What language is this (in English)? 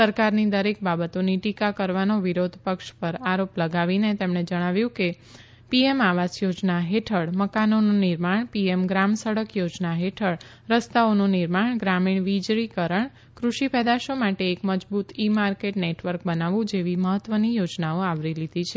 Gujarati